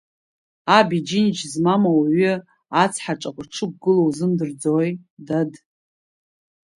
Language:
Abkhazian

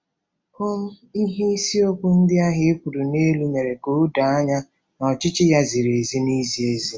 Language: Igbo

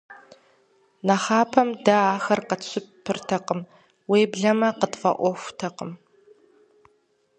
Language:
Kabardian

